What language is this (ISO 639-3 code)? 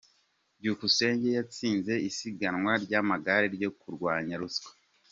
kin